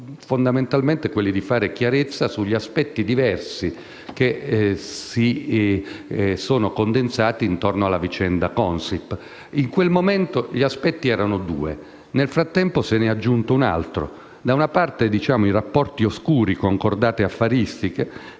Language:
Italian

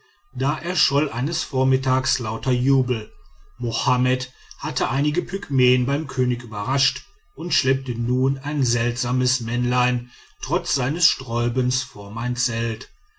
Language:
German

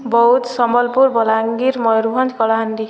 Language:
Odia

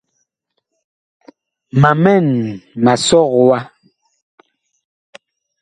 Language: Bakoko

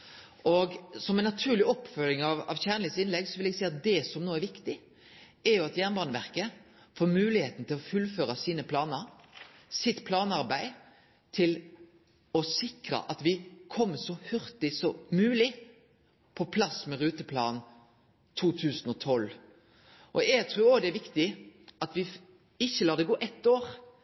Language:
Norwegian Nynorsk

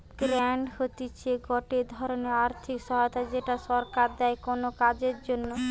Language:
Bangla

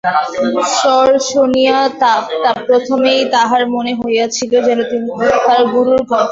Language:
Bangla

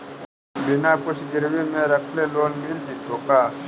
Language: Magahi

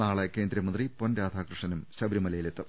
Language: Malayalam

